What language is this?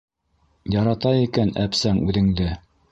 Bashkir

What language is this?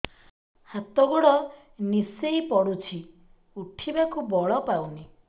Odia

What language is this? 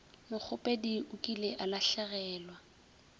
Northern Sotho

